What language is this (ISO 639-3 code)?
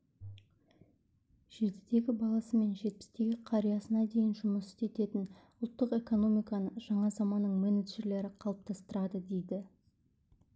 kaz